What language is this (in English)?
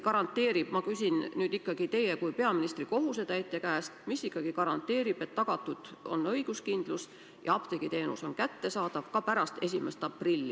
Estonian